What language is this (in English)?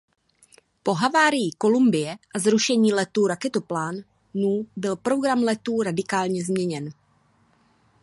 Czech